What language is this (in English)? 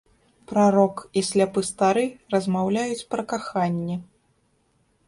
Belarusian